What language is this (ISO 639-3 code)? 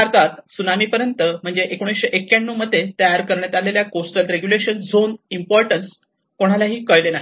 mar